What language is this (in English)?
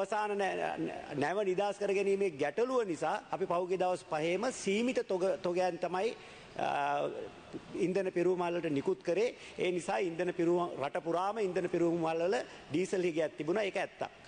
Thai